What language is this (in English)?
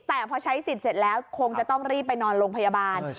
Thai